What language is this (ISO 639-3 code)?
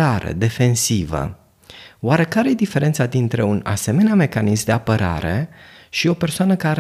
ron